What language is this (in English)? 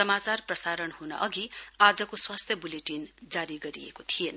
Nepali